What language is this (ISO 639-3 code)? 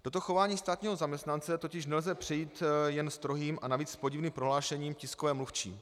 ces